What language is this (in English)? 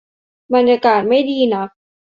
Thai